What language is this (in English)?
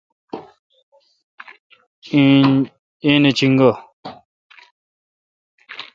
Kalkoti